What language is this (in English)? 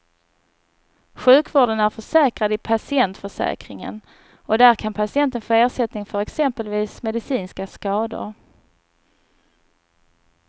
Swedish